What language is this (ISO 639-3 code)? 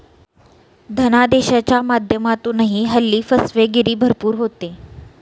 mar